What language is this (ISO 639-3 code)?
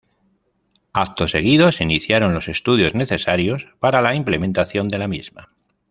spa